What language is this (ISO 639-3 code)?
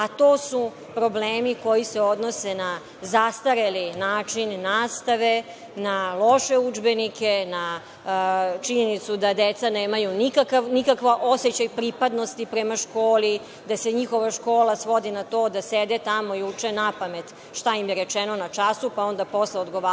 srp